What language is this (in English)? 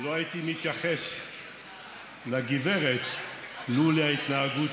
Hebrew